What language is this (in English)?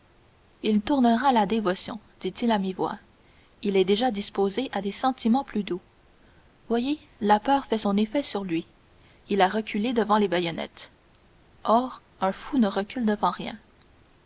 French